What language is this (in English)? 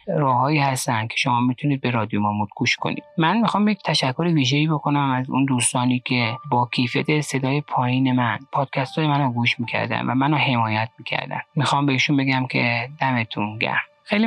Persian